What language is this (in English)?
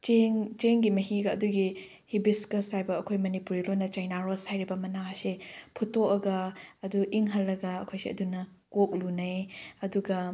Manipuri